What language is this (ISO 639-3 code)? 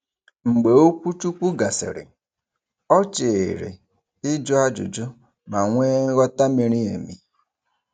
ibo